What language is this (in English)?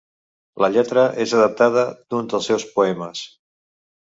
Catalan